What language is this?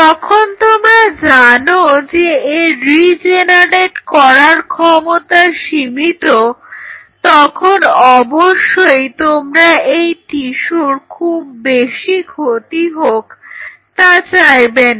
Bangla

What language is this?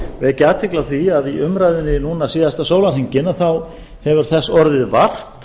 Icelandic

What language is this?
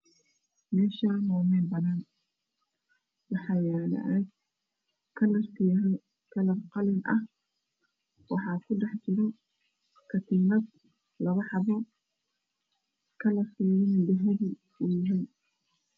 Somali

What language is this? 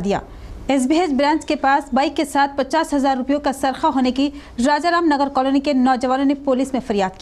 Hindi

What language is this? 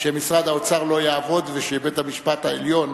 Hebrew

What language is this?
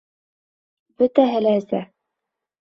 Bashkir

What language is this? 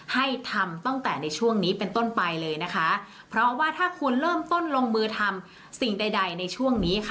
Thai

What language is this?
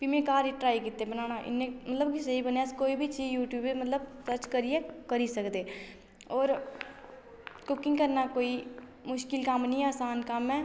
Dogri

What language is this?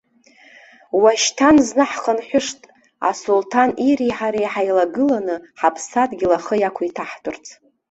Abkhazian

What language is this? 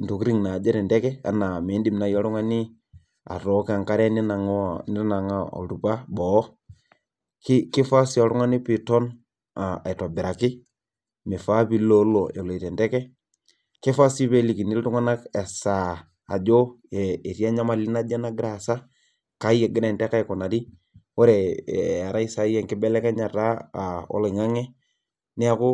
Masai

